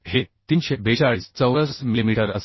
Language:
Marathi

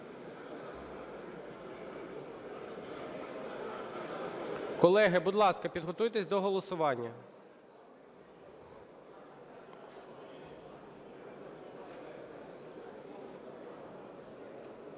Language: Ukrainian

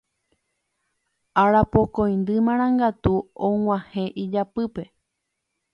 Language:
Guarani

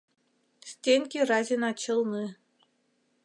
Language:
Mari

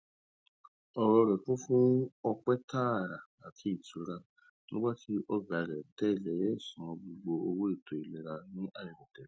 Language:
Yoruba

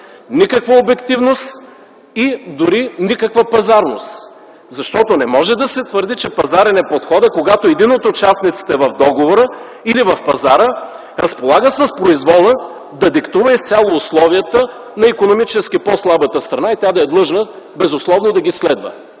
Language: Bulgarian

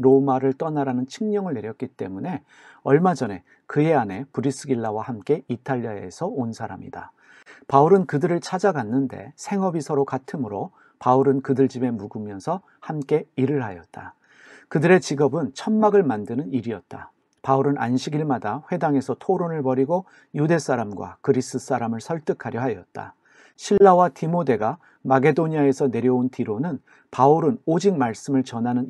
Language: Korean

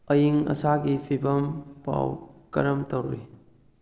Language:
Manipuri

